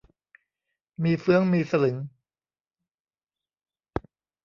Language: Thai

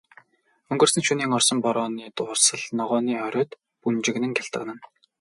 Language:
Mongolian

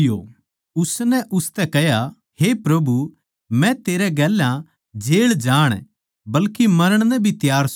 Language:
Haryanvi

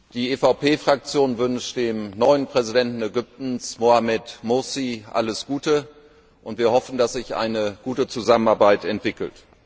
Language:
German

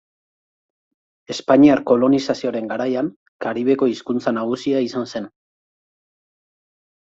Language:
Basque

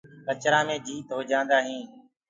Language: Gurgula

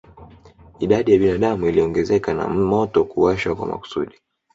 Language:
Swahili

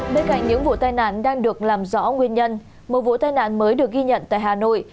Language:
Vietnamese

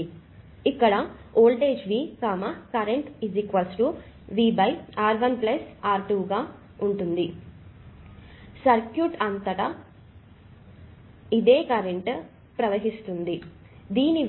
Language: Telugu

